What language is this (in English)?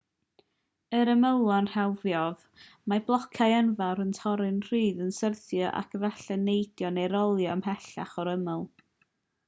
Welsh